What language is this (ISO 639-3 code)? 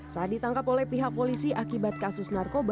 ind